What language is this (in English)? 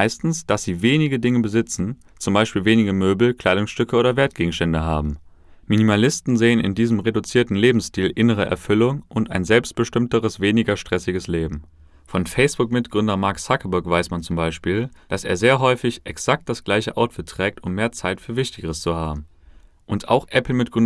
German